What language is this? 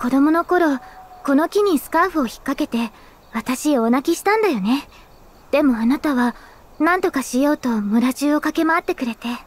Japanese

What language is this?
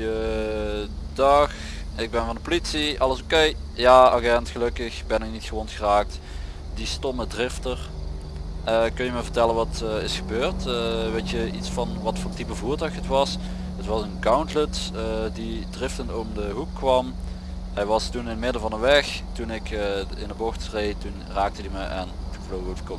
Dutch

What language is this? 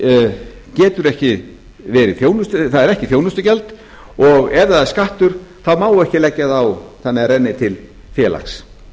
Icelandic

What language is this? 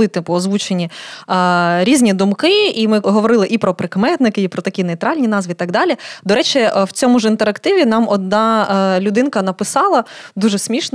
Ukrainian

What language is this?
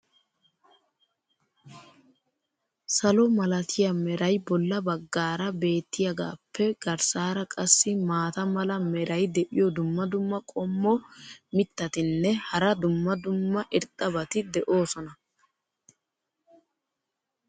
Wolaytta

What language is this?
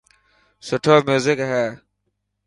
Dhatki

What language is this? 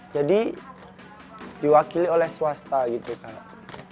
Indonesian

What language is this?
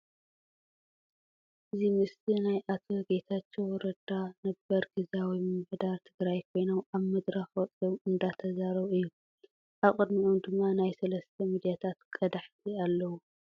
Tigrinya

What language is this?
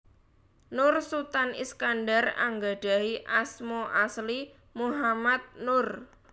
Javanese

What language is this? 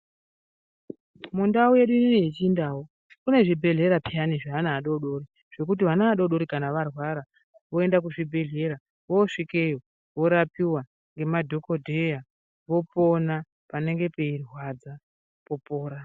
Ndau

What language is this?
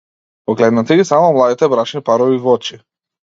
Macedonian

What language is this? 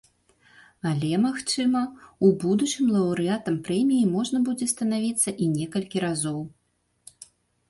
Belarusian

